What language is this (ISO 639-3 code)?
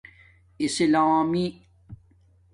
dmk